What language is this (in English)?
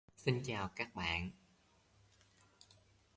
Vietnamese